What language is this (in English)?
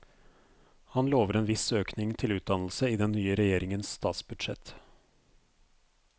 Norwegian